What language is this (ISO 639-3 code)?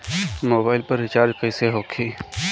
bho